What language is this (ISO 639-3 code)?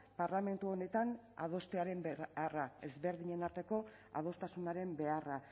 eus